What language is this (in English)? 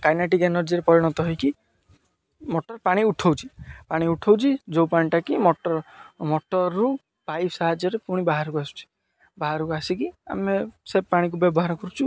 Odia